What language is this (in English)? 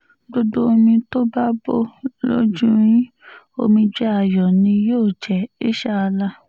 Yoruba